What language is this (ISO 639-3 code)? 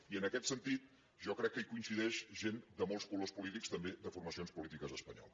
cat